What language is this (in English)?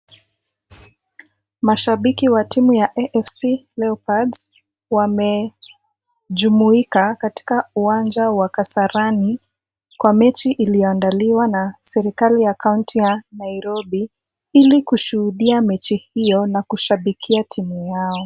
Swahili